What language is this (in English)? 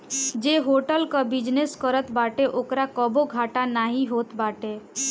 Bhojpuri